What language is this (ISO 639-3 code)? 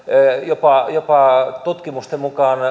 fin